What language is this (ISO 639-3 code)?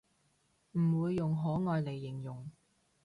yue